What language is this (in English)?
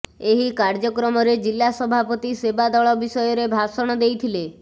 Odia